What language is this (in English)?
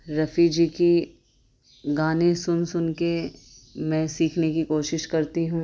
Urdu